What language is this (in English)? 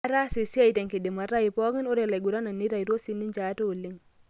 Masai